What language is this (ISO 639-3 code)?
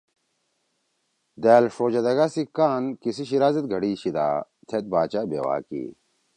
trw